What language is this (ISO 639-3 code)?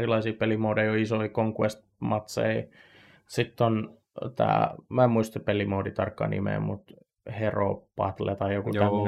fin